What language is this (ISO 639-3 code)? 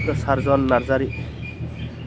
brx